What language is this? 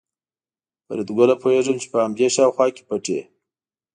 Pashto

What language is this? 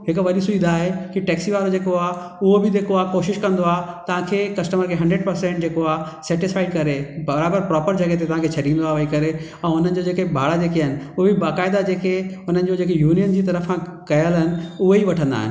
Sindhi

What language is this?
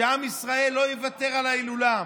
Hebrew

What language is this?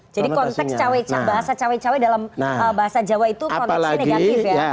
Indonesian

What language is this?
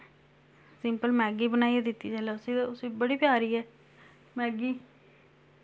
Dogri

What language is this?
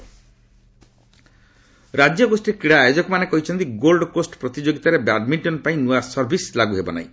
Odia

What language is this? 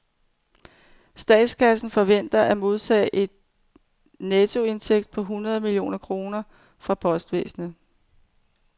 Danish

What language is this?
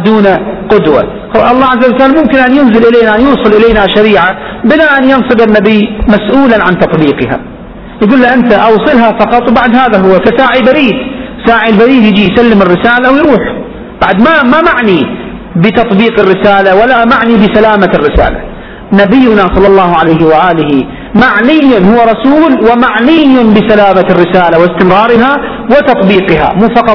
Arabic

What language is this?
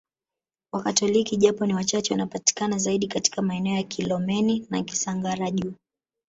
Swahili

